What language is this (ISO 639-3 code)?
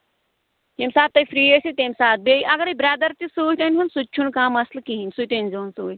kas